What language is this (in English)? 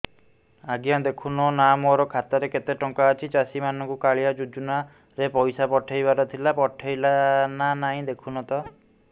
Odia